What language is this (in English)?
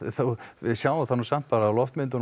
Icelandic